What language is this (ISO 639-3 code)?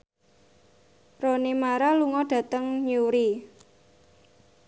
jav